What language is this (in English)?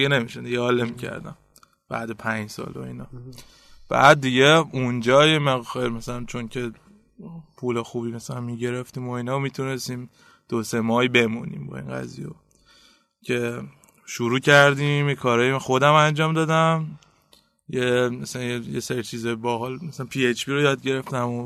Persian